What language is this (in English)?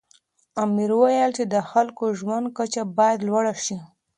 Pashto